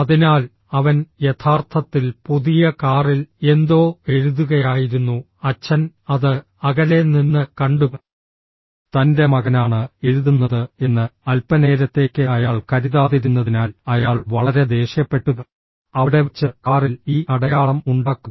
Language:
Malayalam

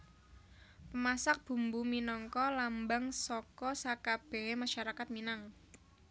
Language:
Javanese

